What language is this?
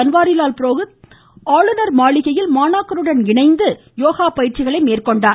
Tamil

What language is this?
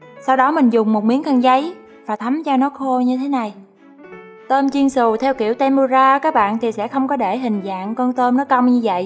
Vietnamese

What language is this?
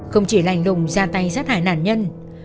Vietnamese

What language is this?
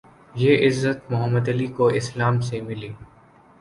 Urdu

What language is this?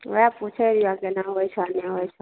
Maithili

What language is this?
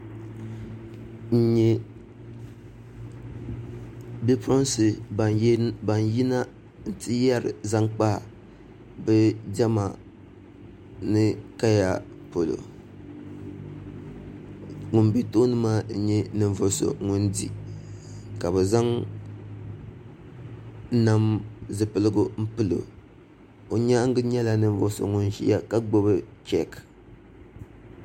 Dagbani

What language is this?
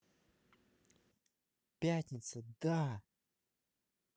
Russian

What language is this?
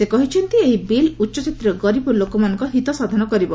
Odia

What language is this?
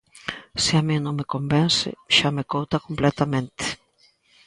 Galician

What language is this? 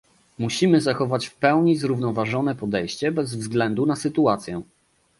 Polish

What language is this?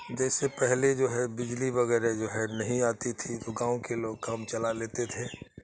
Urdu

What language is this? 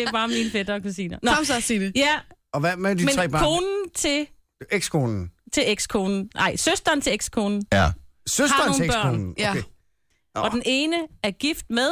Danish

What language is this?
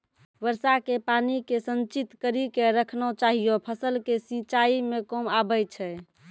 Maithili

